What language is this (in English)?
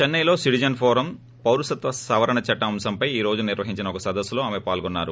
Telugu